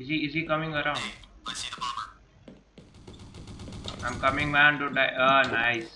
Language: English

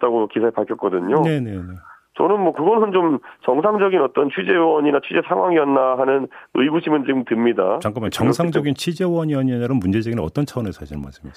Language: Korean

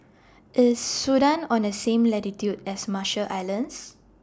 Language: English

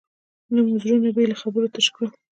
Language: Pashto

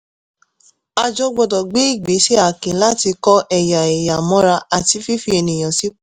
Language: Yoruba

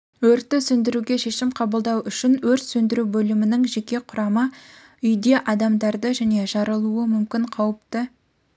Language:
Kazakh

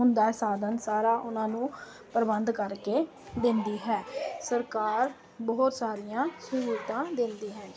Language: Punjabi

